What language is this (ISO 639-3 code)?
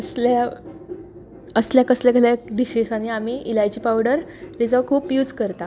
kok